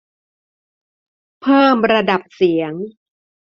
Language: Thai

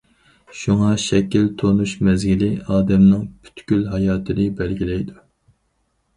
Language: Uyghur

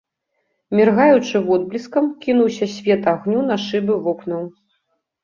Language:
Belarusian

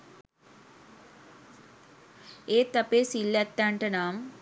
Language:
Sinhala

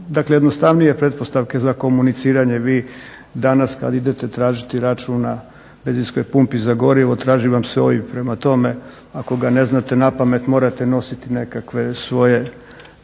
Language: Croatian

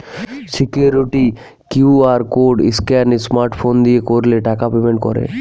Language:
Bangla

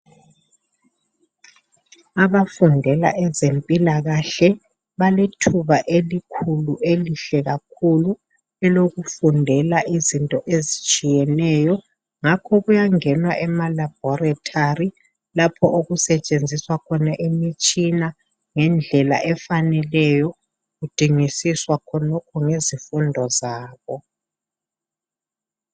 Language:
North Ndebele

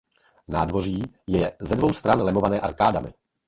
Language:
Czech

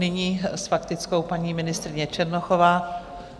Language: Czech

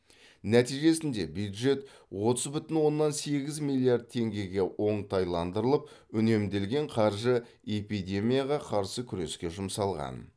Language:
Kazakh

